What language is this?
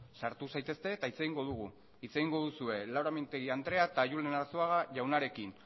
Basque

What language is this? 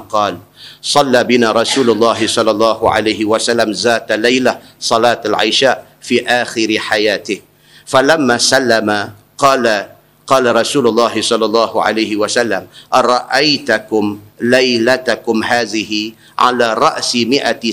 Malay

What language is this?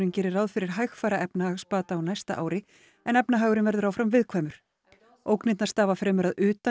Icelandic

